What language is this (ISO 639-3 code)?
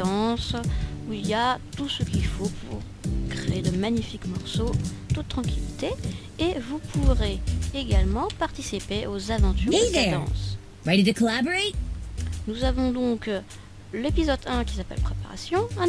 fra